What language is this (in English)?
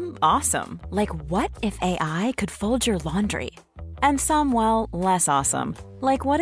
Swedish